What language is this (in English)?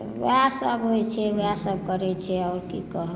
Maithili